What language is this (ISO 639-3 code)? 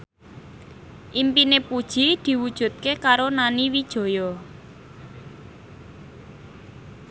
jav